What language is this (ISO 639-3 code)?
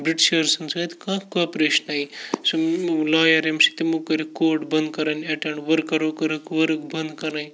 kas